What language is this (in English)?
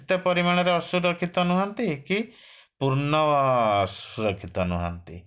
Odia